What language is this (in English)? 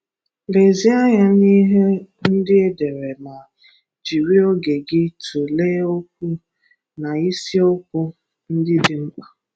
Igbo